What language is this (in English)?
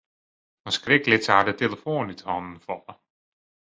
Western Frisian